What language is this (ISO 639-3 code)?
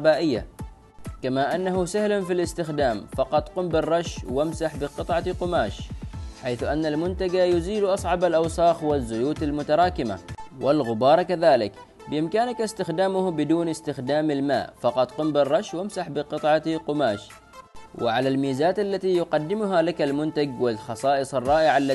ara